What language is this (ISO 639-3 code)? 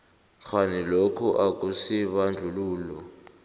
nbl